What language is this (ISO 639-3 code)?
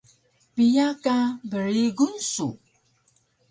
trv